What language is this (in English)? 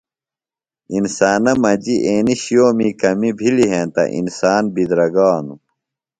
Phalura